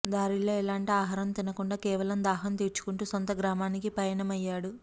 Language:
Telugu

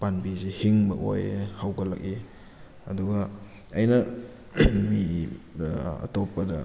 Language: Manipuri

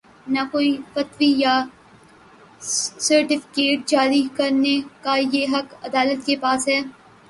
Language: Urdu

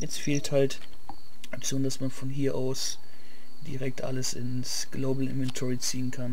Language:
German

